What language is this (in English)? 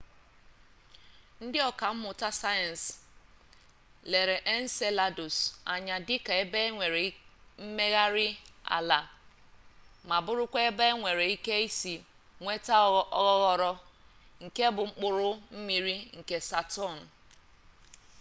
Igbo